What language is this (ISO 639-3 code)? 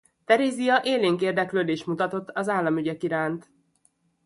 hun